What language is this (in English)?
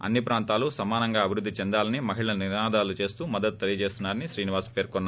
Telugu